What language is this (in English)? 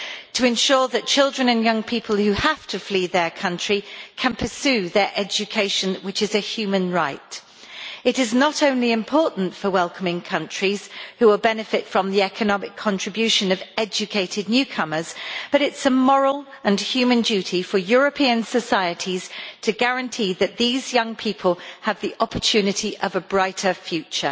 English